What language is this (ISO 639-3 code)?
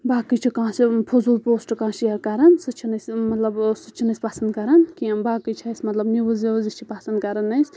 kas